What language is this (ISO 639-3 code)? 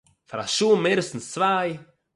yid